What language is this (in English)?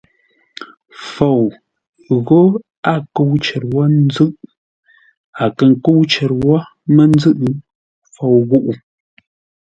Ngombale